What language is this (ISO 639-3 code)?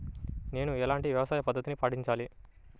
tel